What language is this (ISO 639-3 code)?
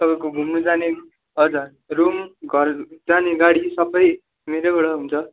nep